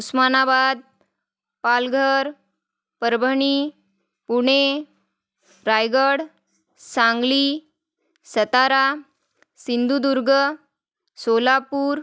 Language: Marathi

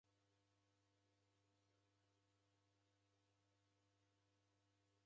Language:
Taita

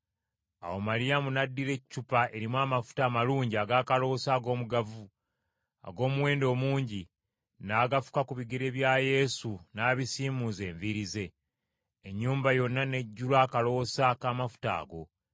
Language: Ganda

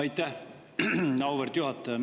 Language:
Estonian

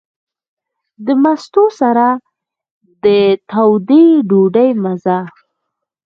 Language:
Pashto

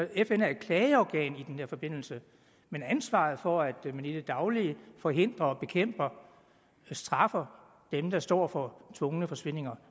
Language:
Danish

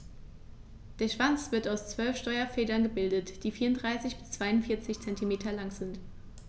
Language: German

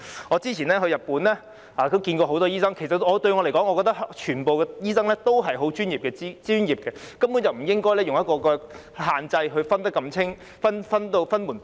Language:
Cantonese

